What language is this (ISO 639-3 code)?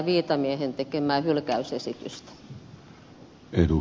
fin